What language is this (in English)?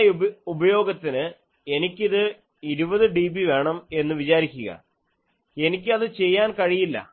Malayalam